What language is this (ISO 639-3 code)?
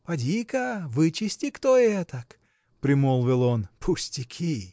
rus